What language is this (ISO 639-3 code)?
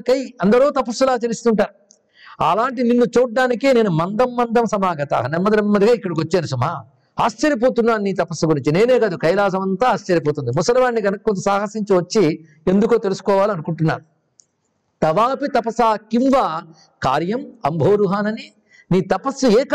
tel